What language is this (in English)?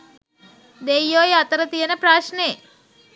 Sinhala